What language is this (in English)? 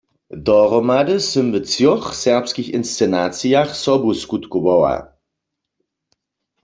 Upper Sorbian